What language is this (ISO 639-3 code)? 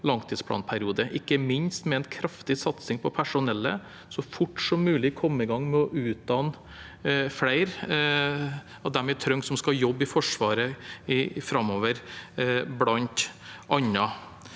nor